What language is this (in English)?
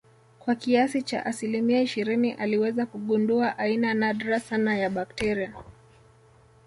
Swahili